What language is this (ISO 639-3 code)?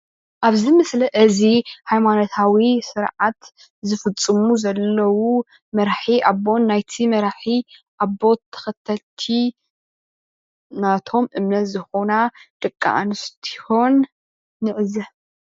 tir